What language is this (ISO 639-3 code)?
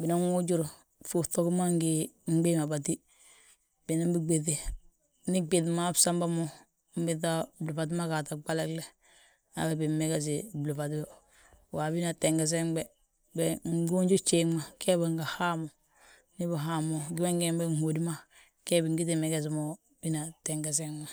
bjt